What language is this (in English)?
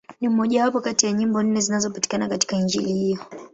Swahili